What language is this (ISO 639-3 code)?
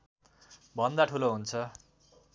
nep